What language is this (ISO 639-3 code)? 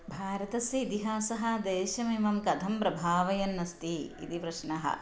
san